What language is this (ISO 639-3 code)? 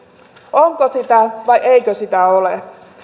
fin